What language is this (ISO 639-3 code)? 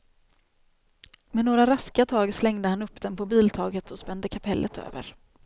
swe